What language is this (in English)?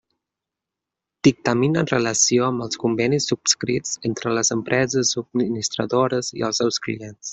Catalan